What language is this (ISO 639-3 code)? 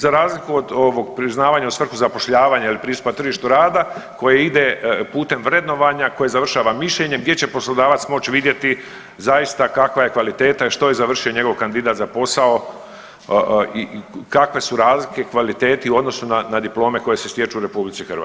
hrv